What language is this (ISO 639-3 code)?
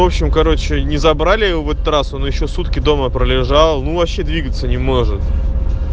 rus